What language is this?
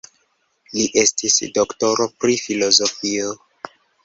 Esperanto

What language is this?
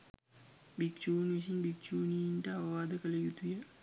Sinhala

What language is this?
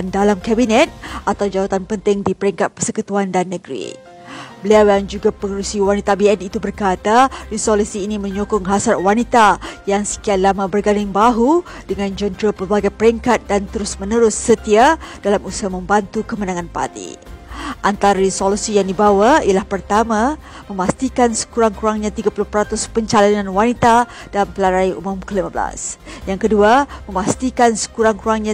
Malay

